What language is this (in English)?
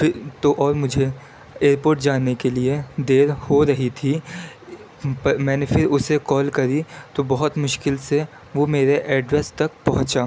Urdu